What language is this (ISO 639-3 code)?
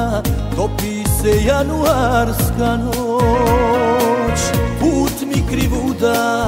ron